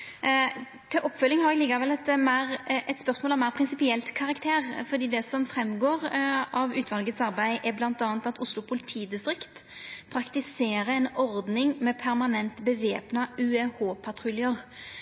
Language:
Norwegian Nynorsk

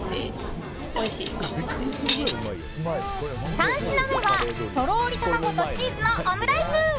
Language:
Japanese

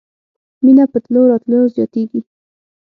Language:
Pashto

